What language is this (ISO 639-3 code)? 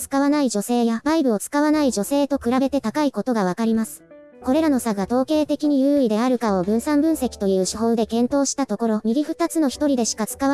jpn